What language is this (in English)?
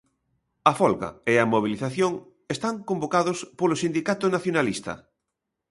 Galician